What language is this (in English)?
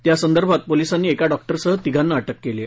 Marathi